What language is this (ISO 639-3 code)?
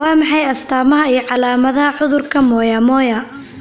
som